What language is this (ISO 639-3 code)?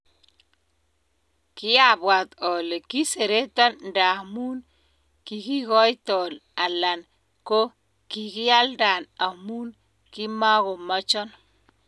kln